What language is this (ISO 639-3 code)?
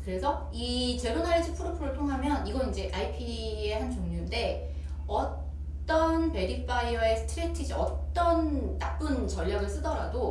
kor